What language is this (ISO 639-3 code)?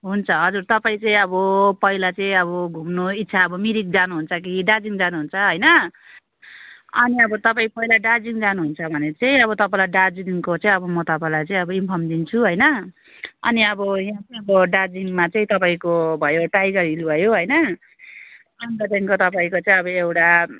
nep